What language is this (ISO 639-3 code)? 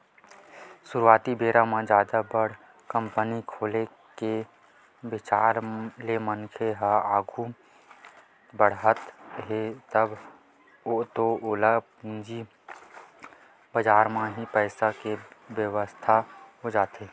hne